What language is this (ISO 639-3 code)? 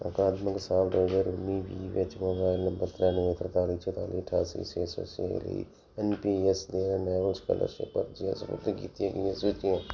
pan